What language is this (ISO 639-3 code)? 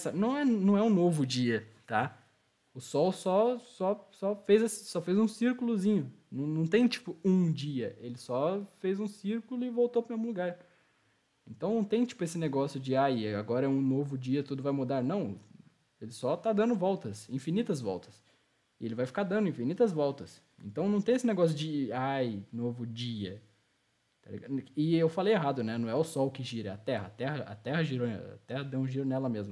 por